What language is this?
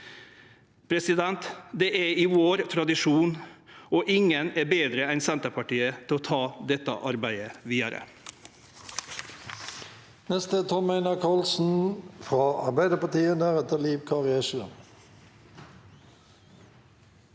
Norwegian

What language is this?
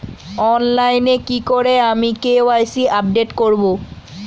Bangla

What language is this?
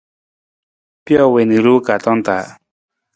Nawdm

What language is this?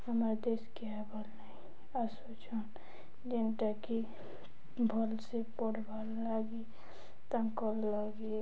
Odia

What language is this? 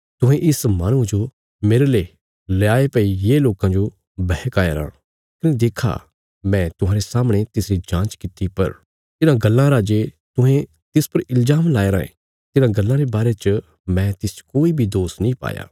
Bilaspuri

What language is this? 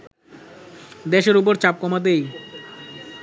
Bangla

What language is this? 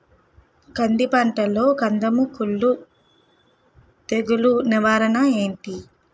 Telugu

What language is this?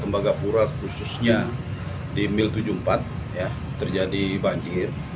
Indonesian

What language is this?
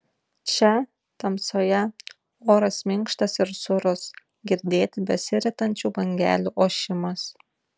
Lithuanian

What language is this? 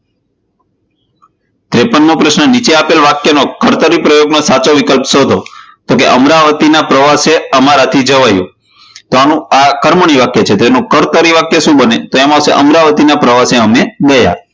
Gujarati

